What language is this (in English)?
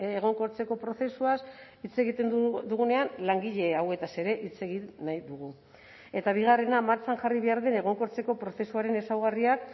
Basque